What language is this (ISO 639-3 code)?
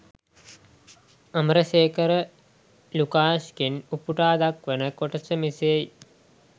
sin